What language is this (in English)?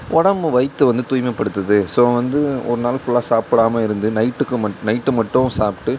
Tamil